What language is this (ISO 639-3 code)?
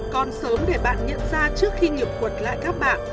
vie